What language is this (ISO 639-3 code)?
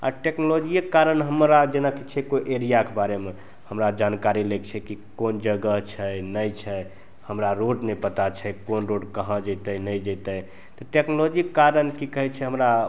mai